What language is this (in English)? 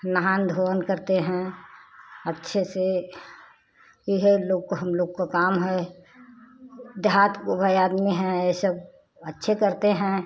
Hindi